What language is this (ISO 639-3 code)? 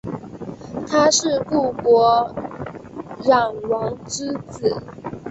zho